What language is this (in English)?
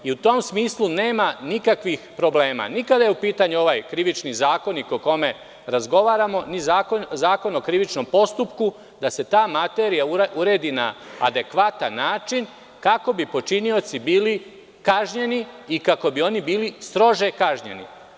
Serbian